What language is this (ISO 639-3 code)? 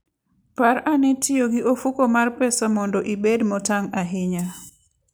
luo